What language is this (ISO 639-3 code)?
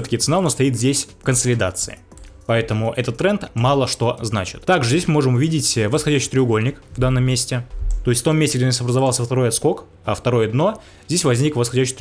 rus